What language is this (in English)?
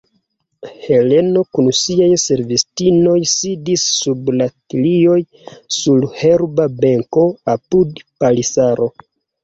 Esperanto